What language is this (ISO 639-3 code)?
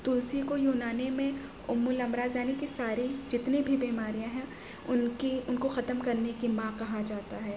urd